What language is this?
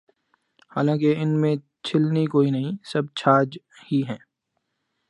Urdu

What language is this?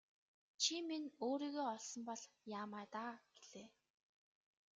Mongolian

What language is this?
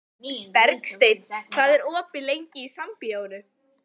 Icelandic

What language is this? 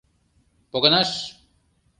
Mari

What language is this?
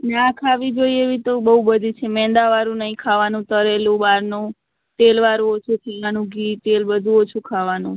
Gujarati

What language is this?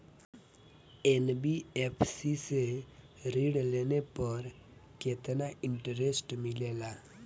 Bhojpuri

